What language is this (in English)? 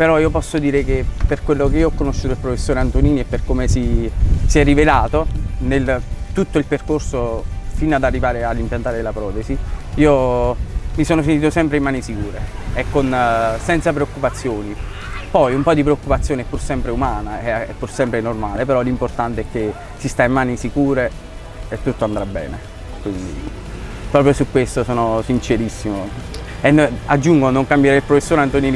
Italian